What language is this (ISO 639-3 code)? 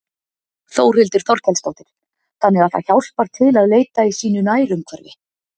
isl